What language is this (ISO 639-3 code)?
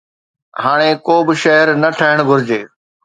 snd